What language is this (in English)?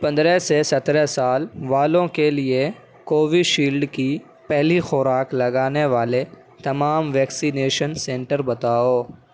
Urdu